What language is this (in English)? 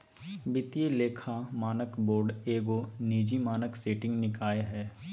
Magahi